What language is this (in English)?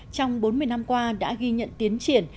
Vietnamese